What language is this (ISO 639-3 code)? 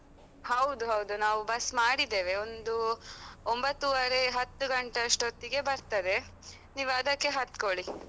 kan